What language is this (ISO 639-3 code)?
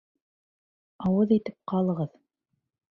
bak